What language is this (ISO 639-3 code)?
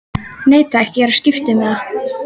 isl